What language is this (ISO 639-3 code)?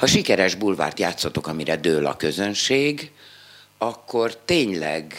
hun